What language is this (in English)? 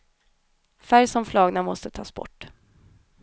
Swedish